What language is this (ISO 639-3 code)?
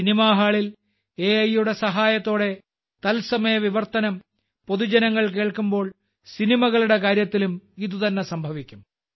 mal